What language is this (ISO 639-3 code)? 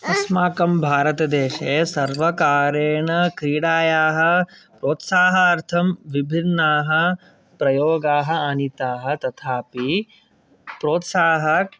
san